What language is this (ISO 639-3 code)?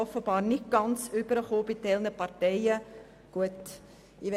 gsw